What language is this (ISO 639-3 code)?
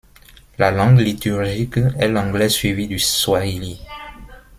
fra